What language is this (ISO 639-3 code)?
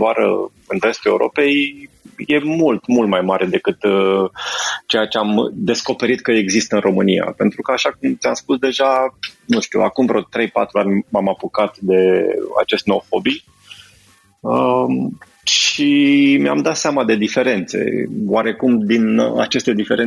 ron